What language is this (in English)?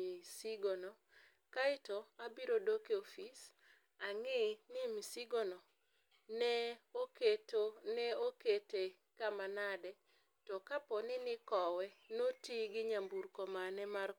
Luo (Kenya and Tanzania)